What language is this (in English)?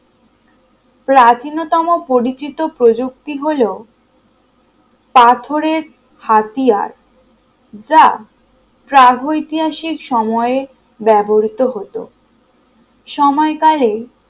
Bangla